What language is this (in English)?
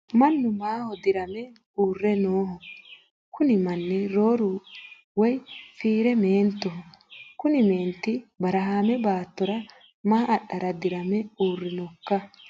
Sidamo